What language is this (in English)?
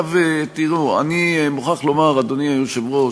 Hebrew